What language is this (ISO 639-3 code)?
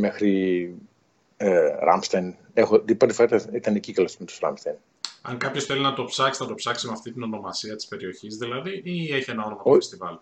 ell